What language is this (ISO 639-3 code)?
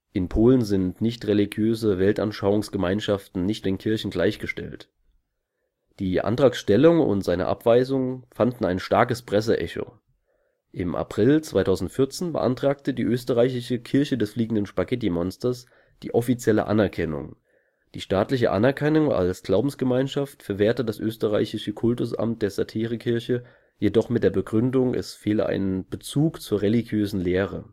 deu